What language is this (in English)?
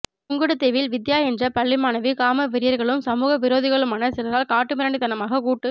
Tamil